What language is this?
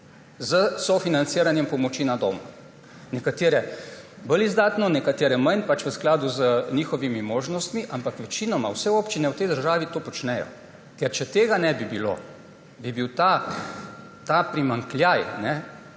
Slovenian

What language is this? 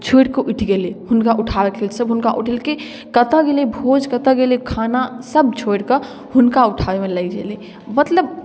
Maithili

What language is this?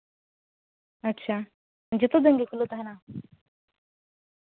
Santali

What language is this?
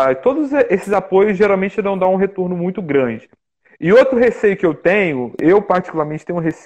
Portuguese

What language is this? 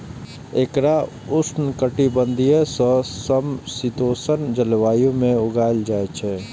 Maithili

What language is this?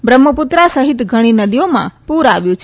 Gujarati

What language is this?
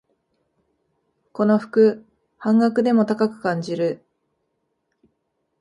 Japanese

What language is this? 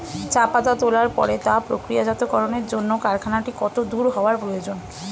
Bangla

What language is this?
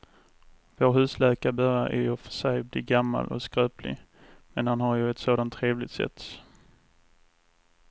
Swedish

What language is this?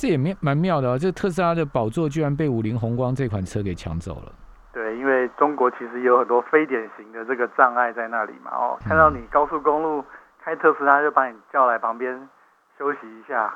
Chinese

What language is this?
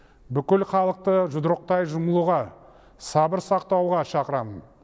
Kazakh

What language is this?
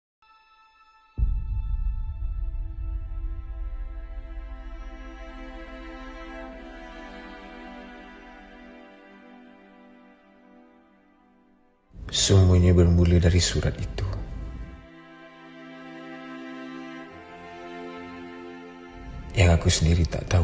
Malay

